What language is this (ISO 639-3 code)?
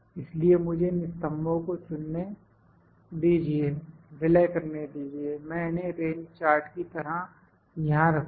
hin